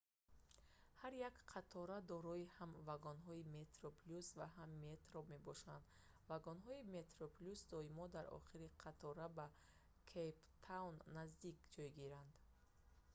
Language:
Tajik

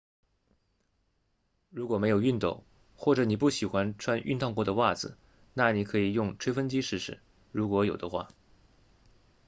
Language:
Chinese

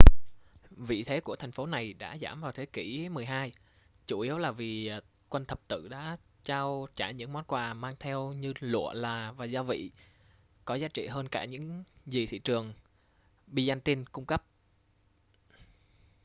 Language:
Vietnamese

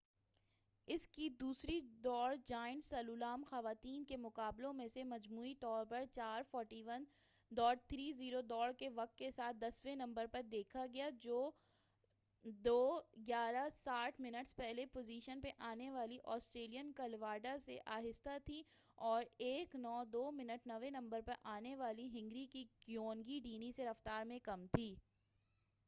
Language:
Urdu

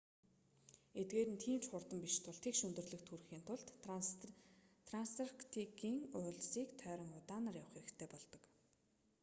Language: Mongolian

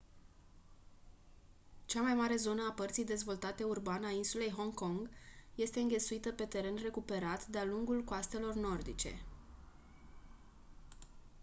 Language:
Romanian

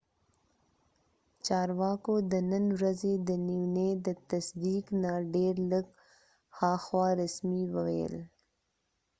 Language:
Pashto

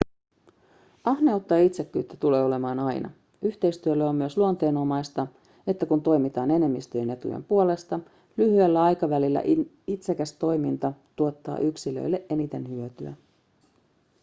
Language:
Finnish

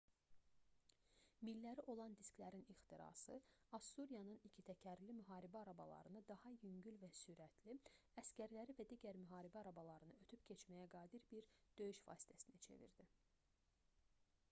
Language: Azerbaijani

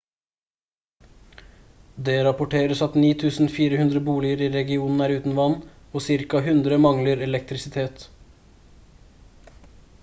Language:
Norwegian Bokmål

